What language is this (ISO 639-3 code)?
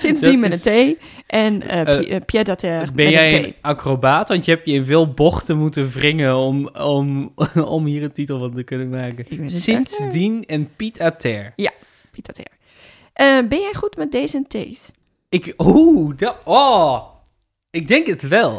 nld